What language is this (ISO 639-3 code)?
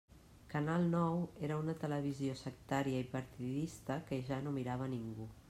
cat